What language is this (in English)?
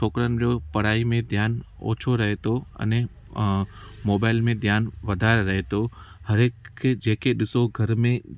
Sindhi